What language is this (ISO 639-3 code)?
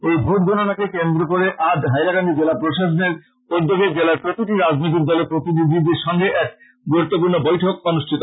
ben